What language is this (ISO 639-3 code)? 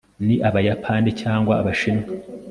kin